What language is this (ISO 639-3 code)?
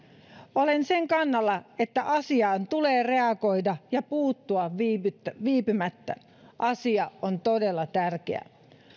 fin